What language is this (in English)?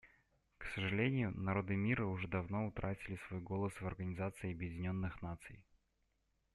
Russian